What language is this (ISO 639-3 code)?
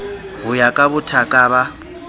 sot